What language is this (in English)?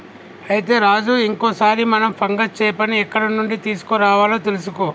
Telugu